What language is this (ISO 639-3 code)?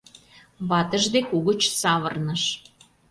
chm